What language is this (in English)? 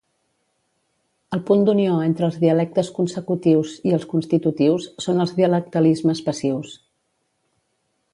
Catalan